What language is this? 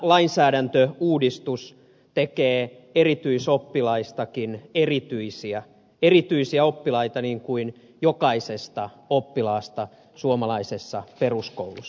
Finnish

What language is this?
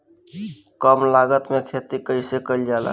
Bhojpuri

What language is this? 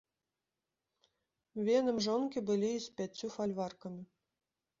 Belarusian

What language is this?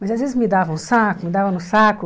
Portuguese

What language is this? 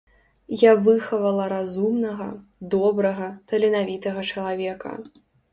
Belarusian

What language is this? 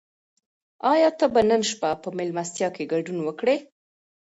Pashto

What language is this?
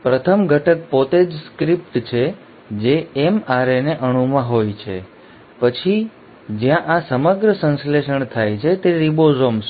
Gujarati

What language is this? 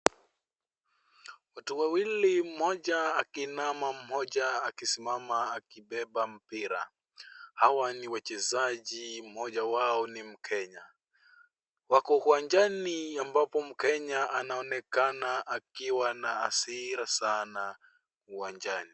Swahili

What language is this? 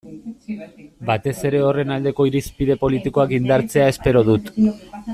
Basque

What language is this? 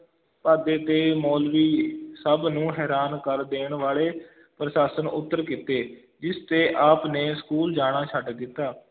Punjabi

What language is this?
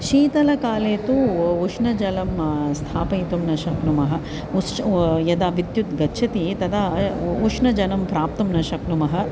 Sanskrit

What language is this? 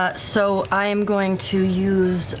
English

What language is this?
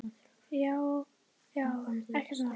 Icelandic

